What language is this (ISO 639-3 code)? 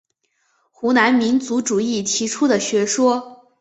zho